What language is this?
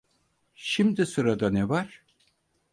Turkish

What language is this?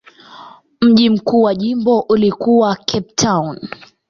Swahili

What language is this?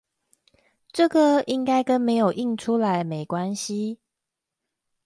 Chinese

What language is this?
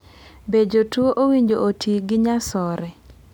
Luo (Kenya and Tanzania)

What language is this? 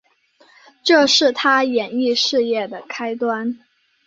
Chinese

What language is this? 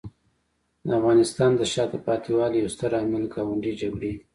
Pashto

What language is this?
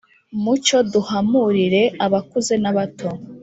Kinyarwanda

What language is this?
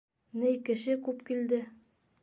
Bashkir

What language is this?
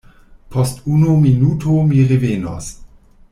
Esperanto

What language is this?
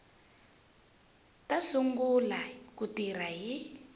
Tsonga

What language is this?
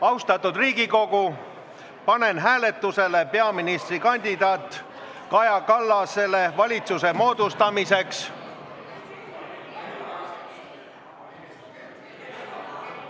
Estonian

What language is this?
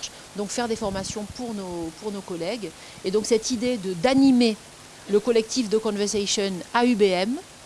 French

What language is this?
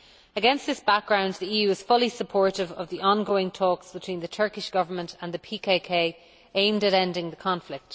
English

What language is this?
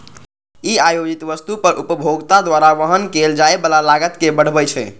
Maithili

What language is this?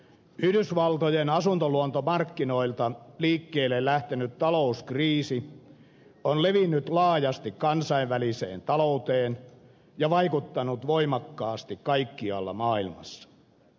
Finnish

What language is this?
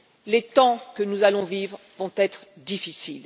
French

